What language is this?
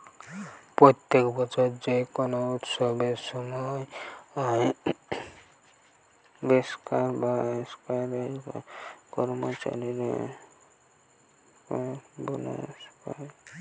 Bangla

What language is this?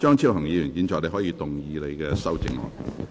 Cantonese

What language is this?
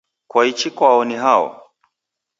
Taita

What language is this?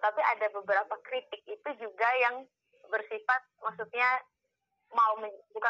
Indonesian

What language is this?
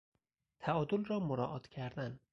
Persian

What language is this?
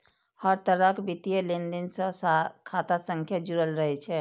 Maithili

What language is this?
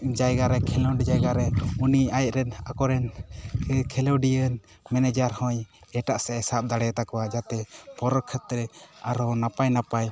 Santali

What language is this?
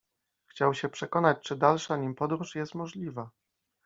Polish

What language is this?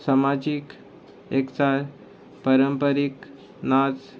Konkani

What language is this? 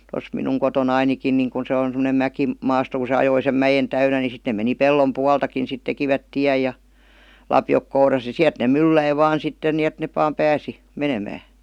Finnish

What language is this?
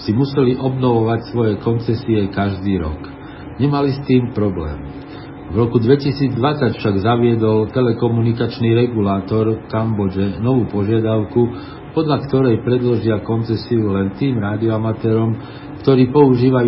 Slovak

